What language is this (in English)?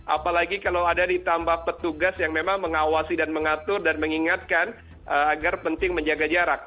Indonesian